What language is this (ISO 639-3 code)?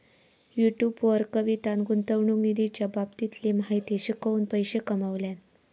mar